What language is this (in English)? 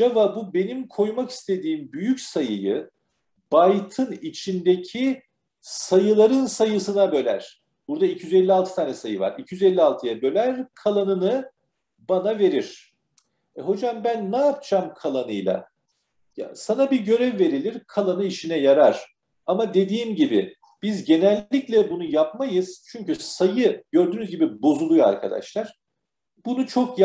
Turkish